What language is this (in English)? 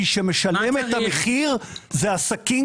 Hebrew